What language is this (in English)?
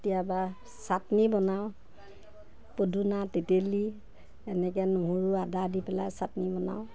Assamese